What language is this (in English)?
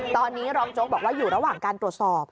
Thai